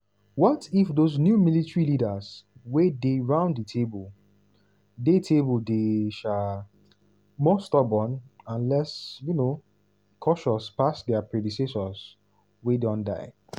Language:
Nigerian Pidgin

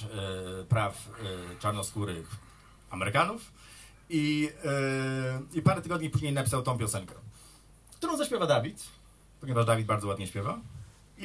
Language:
Polish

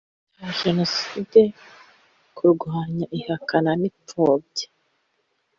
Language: Kinyarwanda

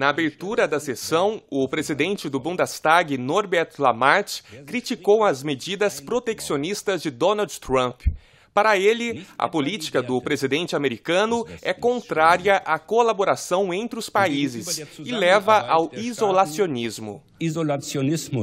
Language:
Portuguese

